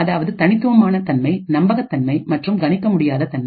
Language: Tamil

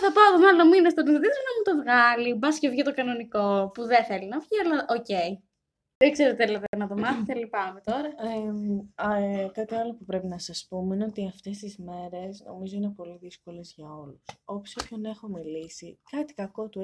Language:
Greek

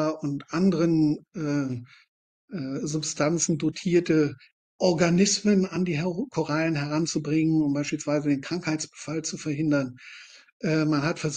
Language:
German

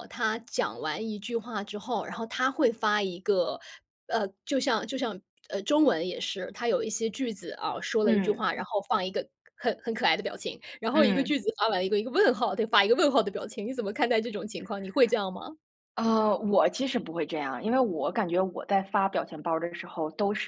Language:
Chinese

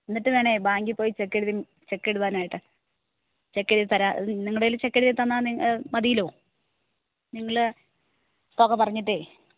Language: Malayalam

